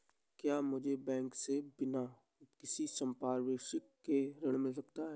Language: Hindi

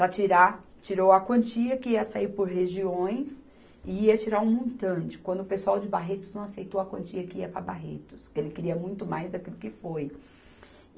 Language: Portuguese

